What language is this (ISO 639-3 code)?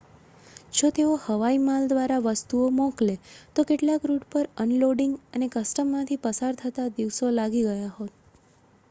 guj